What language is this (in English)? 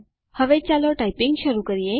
Gujarati